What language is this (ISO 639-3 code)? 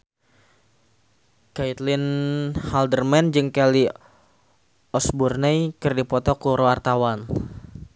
sun